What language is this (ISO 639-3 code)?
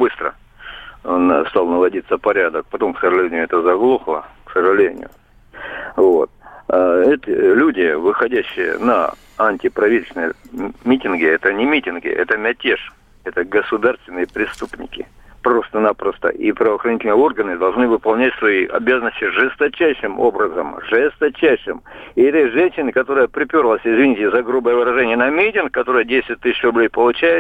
rus